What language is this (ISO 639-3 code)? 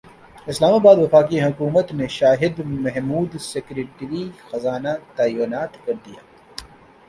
urd